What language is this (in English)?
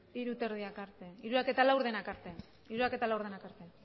Basque